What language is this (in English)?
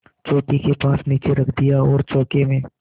Hindi